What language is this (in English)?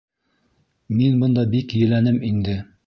Bashkir